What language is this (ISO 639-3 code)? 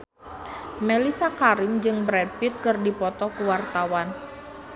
sun